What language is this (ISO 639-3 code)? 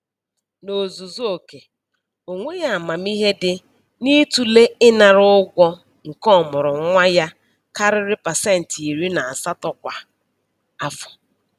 ibo